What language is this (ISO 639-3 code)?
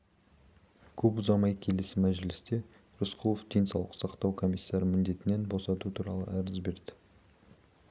kaz